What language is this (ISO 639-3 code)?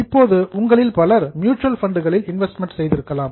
tam